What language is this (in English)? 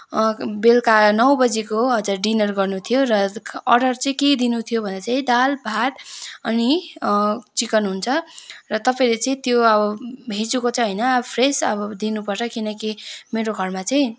Nepali